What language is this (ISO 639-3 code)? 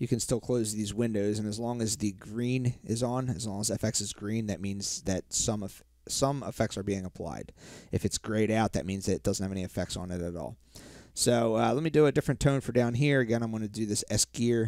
eng